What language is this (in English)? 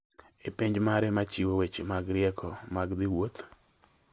Luo (Kenya and Tanzania)